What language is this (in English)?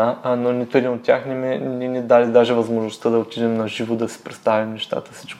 Bulgarian